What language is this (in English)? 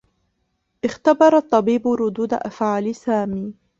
Arabic